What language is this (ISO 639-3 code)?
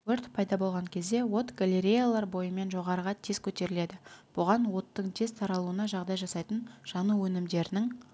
kaz